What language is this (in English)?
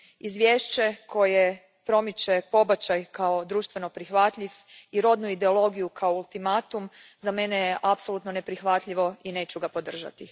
Croatian